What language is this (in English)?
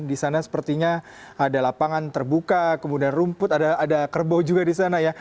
Indonesian